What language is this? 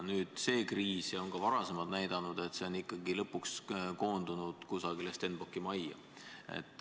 Estonian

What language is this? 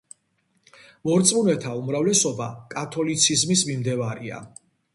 Georgian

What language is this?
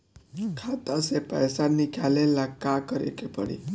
Bhojpuri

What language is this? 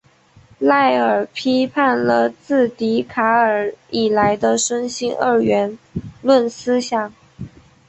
Chinese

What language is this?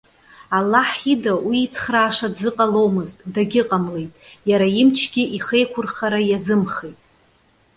Abkhazian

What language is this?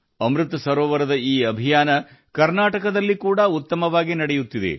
Kannada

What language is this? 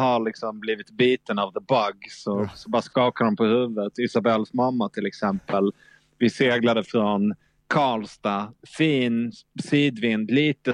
Swedish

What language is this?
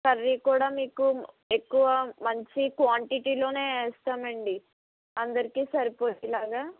Telugu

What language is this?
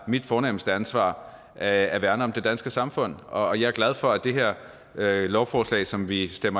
Danish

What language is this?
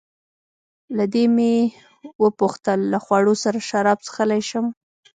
Pashto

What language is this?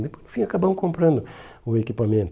Portuguese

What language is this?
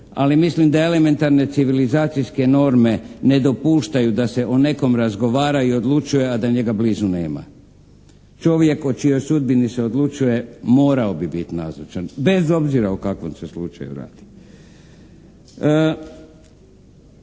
Croatian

